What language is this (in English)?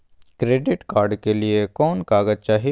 Magahi